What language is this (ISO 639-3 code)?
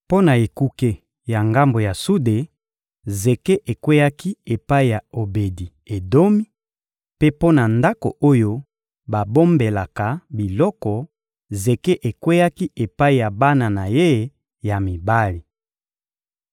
lin